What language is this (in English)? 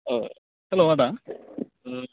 Bodo